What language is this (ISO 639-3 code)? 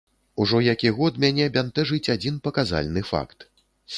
bel